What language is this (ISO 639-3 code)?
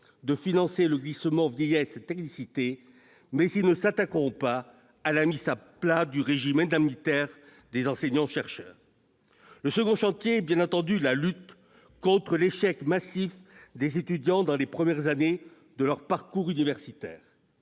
fra